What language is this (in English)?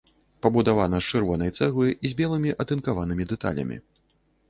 Belarusian